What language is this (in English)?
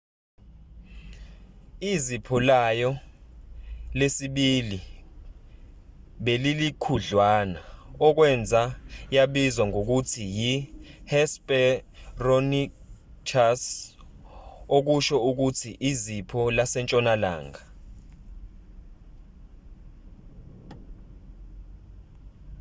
Zulu